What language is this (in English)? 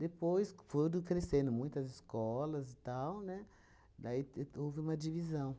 Portuguese